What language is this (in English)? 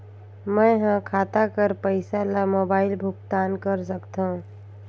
Chhattisgarhi